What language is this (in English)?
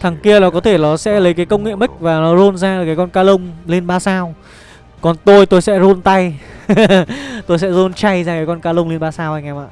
Vietnamese